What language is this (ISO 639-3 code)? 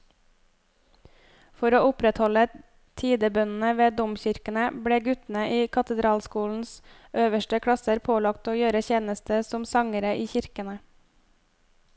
nor